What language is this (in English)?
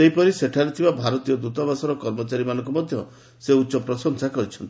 Odia